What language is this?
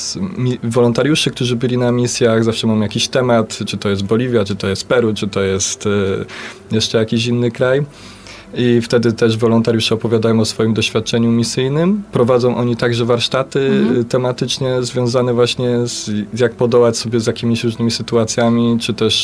Polish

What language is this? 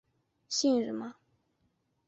Chinese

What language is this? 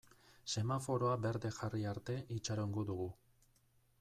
Basque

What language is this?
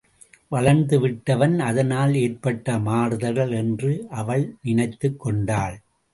Tamil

